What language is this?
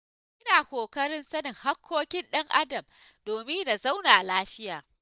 Hausa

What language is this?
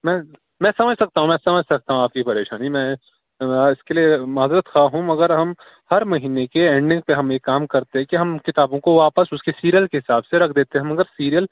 Urdu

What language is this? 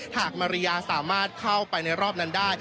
Thai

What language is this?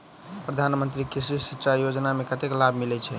Maithili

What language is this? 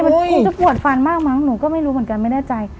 Thai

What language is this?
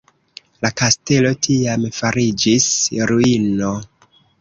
Esperanto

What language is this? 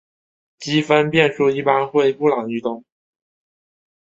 Chinese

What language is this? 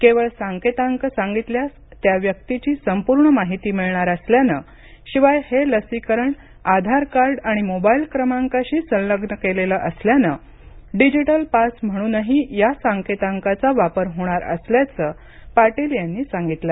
Marathi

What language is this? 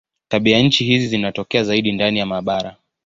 Swahili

